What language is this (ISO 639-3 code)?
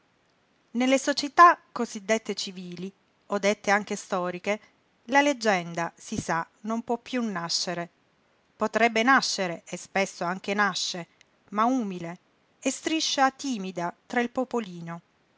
ita